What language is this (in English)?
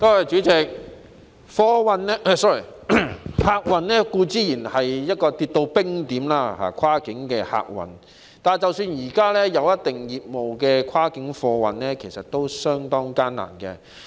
Cantonese